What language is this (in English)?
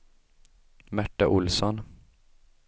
Swedish